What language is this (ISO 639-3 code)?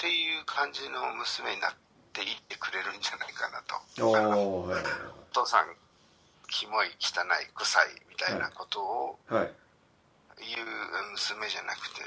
jpn